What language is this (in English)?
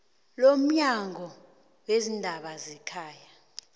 South Ndebele